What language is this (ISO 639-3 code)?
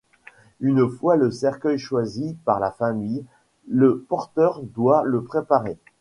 fra